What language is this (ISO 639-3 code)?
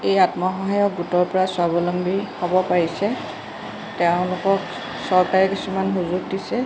asm